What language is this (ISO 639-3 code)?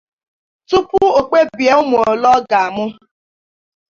ibo